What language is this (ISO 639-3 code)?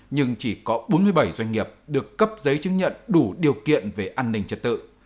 vie